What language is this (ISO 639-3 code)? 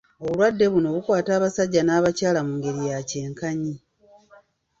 lug